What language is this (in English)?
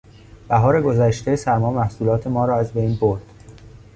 Persian